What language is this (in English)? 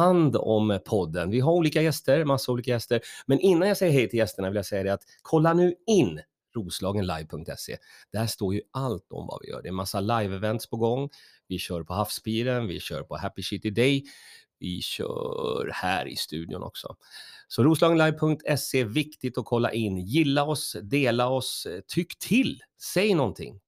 Swedish